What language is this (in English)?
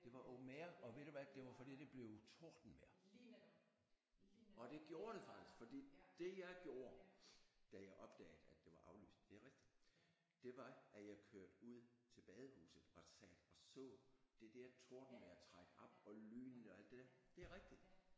Danish